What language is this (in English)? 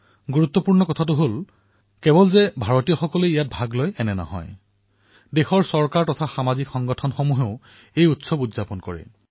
Assamese